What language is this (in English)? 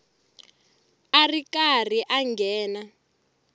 Tsonga